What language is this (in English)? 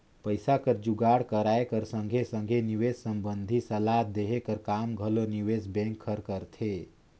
Chhattisgarhi